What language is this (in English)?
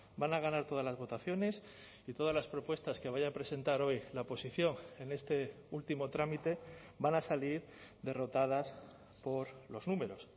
Spanish